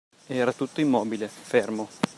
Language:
Italian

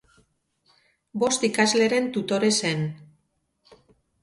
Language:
Basque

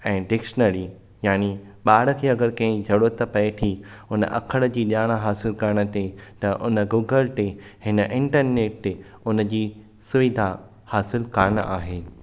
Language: Sindhi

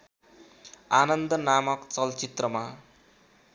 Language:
Nepali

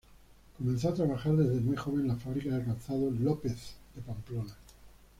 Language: Spanish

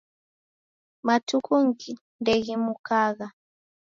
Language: Taita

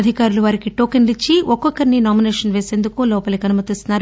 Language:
Telugu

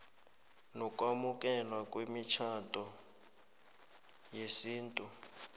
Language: South Ndebele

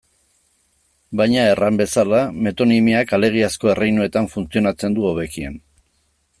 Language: Basque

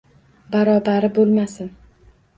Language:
Uzbek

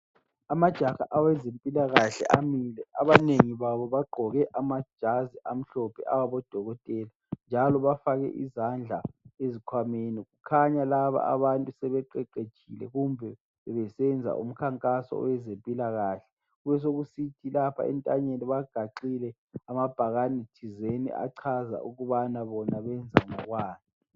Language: North Ndebele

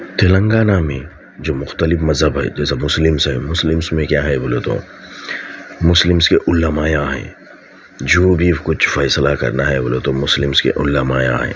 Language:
Urdu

